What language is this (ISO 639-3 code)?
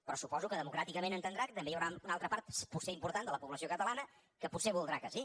cat